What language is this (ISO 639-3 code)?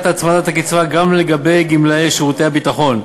heb